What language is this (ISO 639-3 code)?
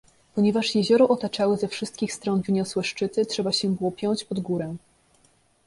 pol